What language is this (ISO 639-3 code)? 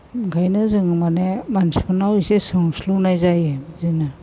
brx